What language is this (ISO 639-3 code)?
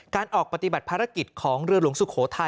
tha